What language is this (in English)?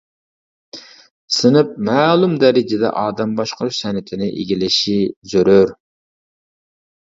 Uyghur